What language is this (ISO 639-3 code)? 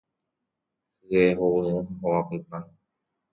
grn